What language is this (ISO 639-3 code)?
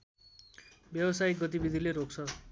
nep